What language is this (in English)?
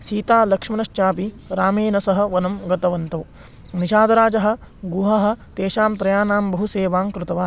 Sanskrit